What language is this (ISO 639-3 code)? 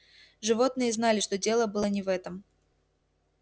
rus